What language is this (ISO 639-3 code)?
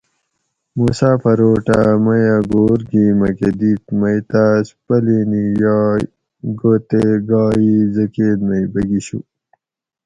gwc